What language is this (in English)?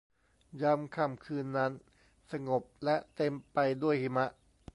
Thai